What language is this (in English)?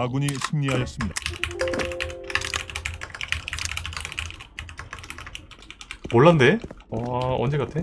Korean